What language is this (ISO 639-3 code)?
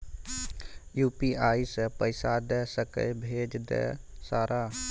mai